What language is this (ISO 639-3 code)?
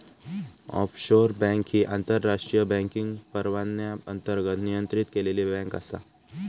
mar